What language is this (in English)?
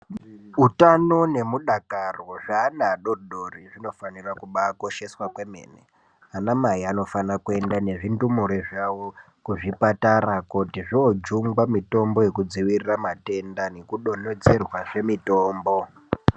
Ndau